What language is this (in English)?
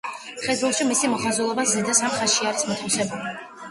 Georgian